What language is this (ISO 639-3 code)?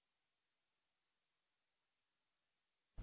asm